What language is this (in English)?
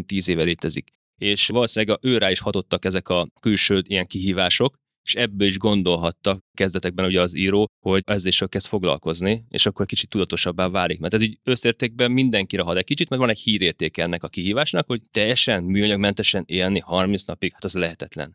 Hungarian